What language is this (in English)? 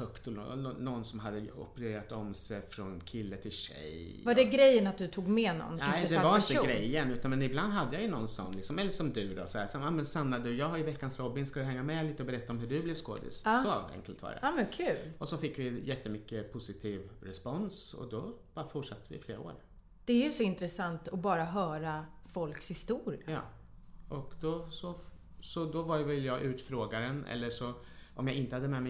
Swedish